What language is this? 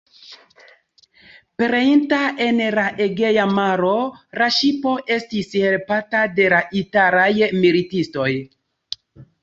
Esperanto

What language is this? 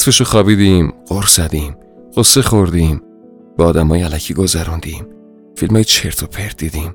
Persian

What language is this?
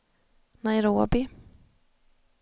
Swedish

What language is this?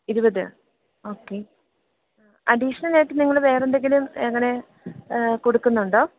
Malayalam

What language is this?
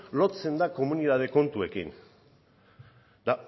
Basque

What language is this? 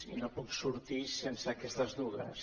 Catalan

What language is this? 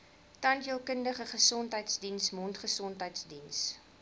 Afrikaans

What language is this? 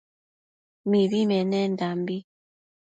Matsés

